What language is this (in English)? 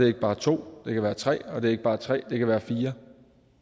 Danish